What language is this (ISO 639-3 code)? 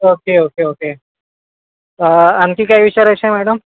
mar